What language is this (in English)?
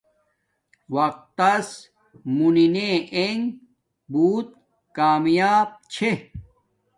Domaaki